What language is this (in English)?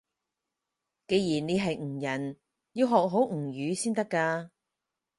Cantonese